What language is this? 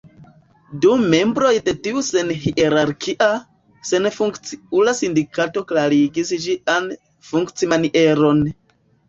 Esperanto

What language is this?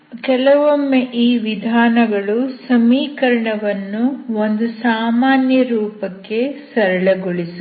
Kannada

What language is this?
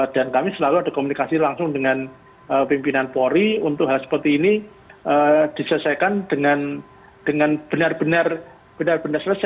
Indonesian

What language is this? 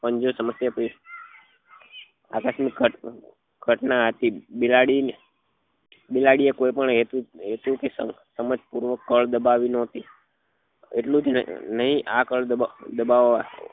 Gujarati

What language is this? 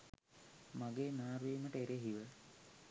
Sinhala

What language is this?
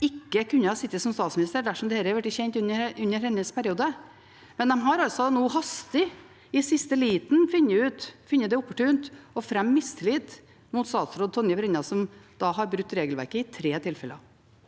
Norwegian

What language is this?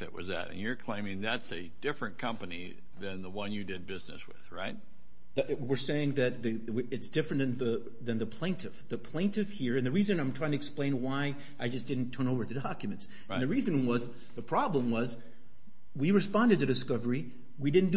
English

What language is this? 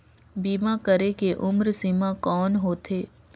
Chhattisgarhi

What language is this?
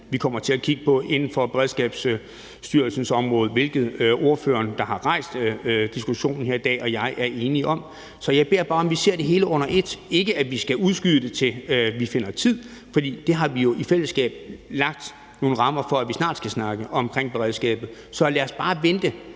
Danish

